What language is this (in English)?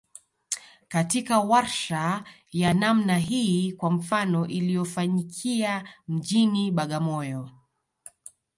Swahili